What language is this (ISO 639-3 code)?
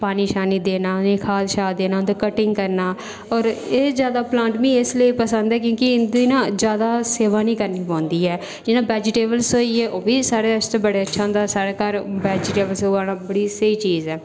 doi